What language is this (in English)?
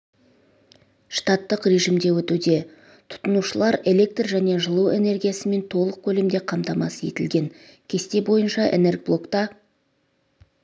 Kazakh